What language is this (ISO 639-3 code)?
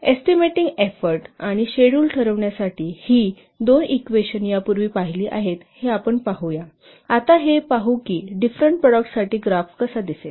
mar